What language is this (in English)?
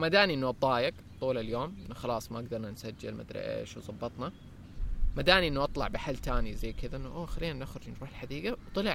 Arabic